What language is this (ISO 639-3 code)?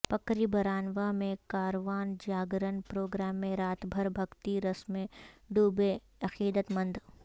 urd